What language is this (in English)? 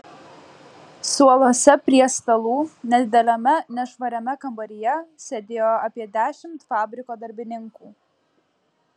Lithuanian